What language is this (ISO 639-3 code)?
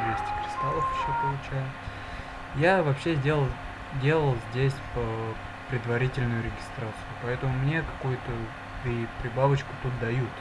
rus